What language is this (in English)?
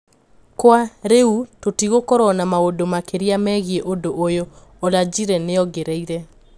Kikuyu